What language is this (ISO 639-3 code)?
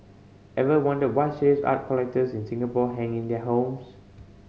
eng